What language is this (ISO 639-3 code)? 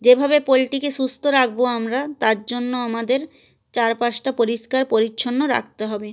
ben